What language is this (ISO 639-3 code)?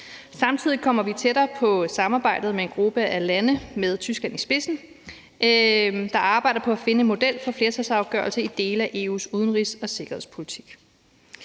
dan